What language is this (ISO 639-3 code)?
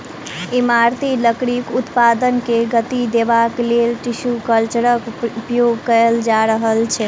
mai